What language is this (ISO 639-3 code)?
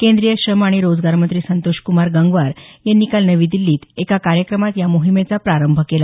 mar